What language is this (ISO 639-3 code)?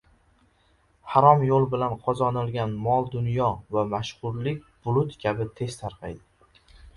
uzb